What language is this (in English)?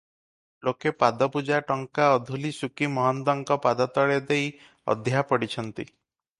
Odia